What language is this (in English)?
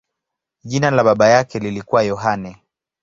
Swahili